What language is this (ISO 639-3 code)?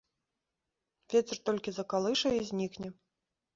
bel